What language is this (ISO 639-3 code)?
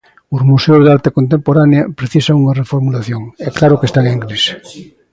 glg